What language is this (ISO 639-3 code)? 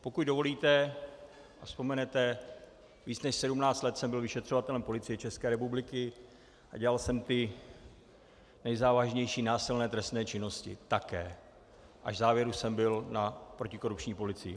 ces